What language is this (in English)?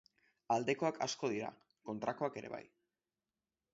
Basque